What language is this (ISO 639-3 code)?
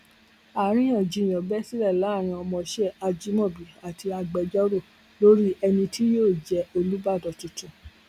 yor